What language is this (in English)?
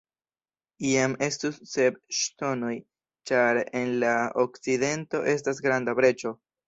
Esperanto